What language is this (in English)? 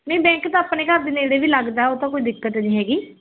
Punjabi